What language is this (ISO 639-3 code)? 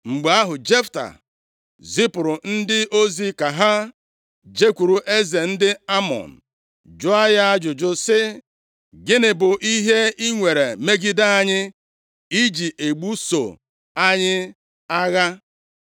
ibo